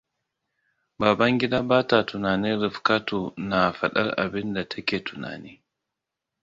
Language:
Hausa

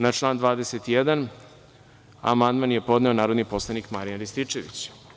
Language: Serbian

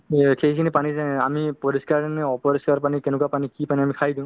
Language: Assamese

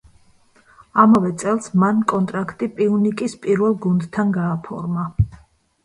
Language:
Georgian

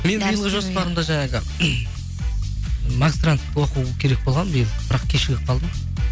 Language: Kazakh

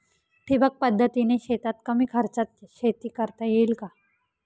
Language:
Marathi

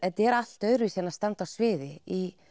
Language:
Icelandic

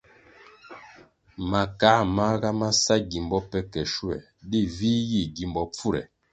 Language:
Kwasio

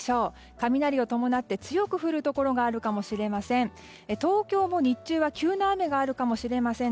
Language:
Japanese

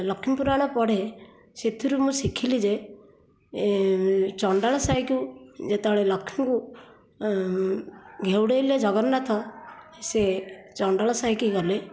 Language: Odia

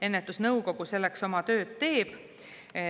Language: Estonian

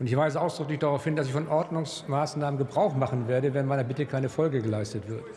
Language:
German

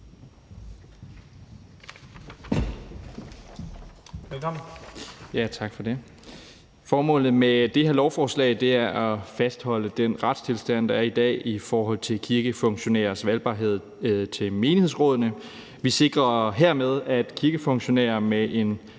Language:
Danish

